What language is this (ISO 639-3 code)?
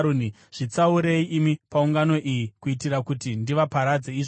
sna